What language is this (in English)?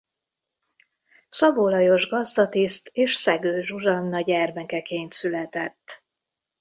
Hungarian